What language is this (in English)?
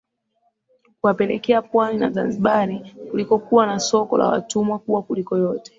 Swahili